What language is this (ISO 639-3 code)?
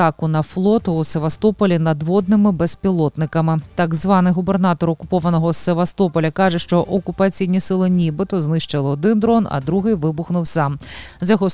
ukr